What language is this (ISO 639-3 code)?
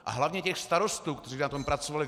ces